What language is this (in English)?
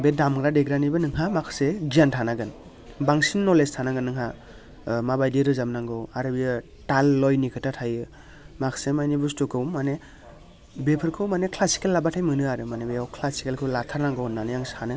Bodo